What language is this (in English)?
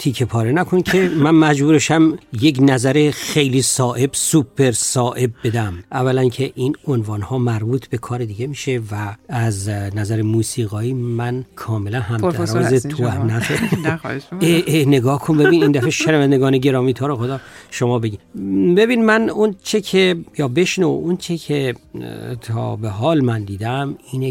Persian